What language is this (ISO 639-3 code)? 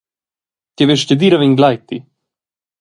roh